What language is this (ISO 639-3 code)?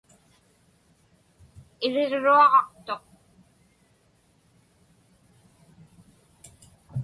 ipk